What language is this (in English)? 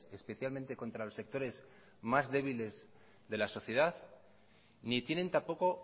Spanish